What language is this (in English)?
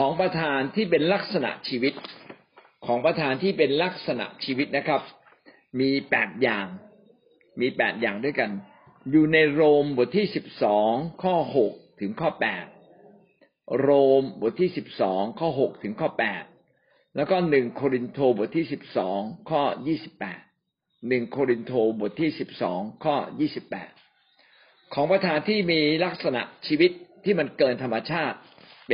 Thai